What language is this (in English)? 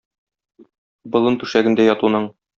Tatar